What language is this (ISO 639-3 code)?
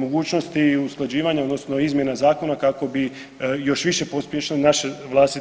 hrv